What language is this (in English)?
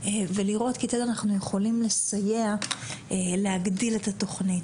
Hebrew